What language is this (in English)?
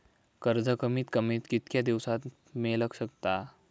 Marathi